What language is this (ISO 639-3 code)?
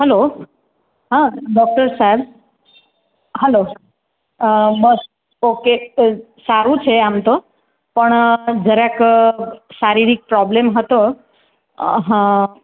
guj